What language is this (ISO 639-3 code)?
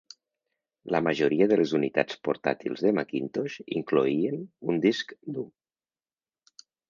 cat